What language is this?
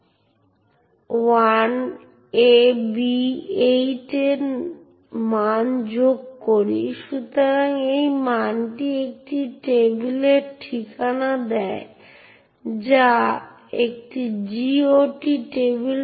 Bangla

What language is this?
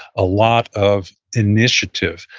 English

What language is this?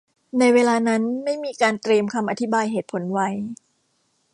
Thai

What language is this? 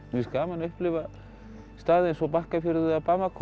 Icelandic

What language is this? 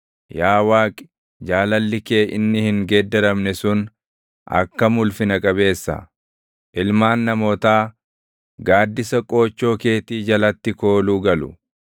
Oromo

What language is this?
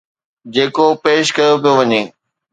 Sindhi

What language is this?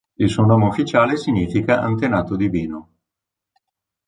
Italian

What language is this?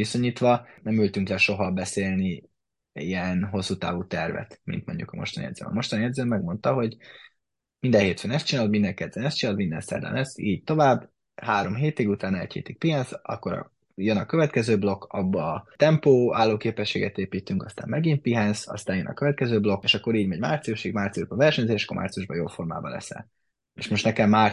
Hungarian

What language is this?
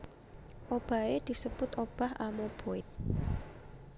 Javanese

